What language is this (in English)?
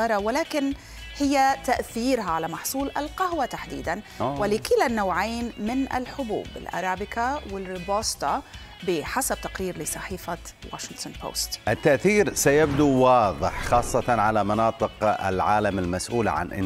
Arabic